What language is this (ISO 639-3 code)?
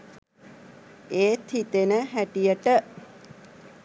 sin